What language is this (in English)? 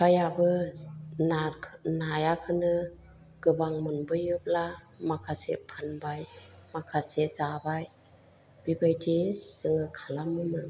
Bodo